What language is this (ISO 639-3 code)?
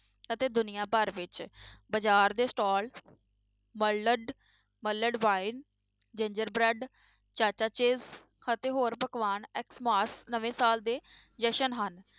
pan